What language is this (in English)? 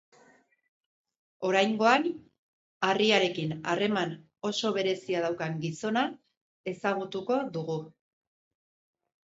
Basque